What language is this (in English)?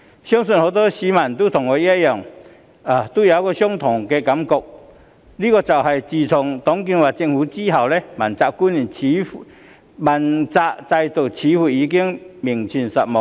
Cantonese